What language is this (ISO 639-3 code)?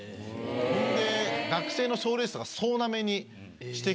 jpn